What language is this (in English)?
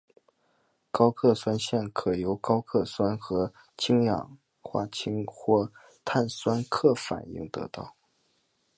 Chinese